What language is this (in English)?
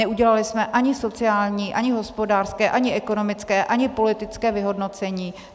Czech